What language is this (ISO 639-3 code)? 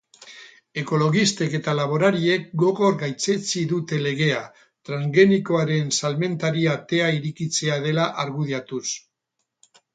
eus